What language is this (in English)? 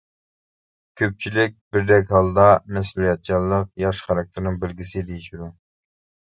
Uyghur